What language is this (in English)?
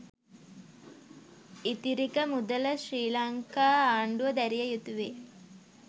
Sinhala